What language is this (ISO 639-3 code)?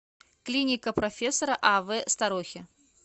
rus